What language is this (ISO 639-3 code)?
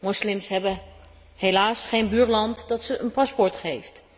nld